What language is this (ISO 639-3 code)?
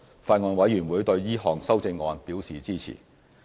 yue